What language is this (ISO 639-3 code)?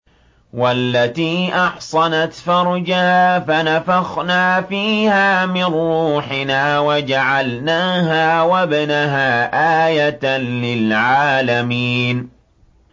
ara